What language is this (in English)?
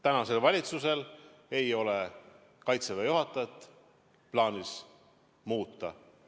Estonian